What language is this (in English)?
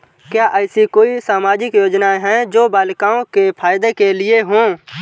Hindi